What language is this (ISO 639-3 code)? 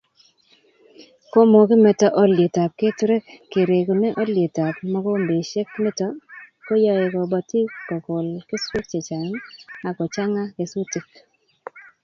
kln